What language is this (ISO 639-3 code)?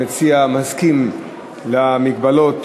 heb